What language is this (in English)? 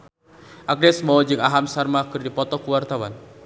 Sundanese